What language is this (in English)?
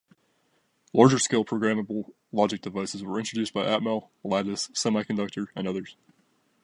English